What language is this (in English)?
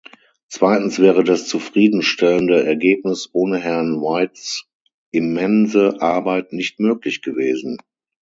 German